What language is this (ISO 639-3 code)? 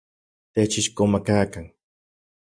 ncx